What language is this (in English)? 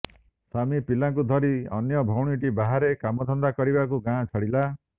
Odia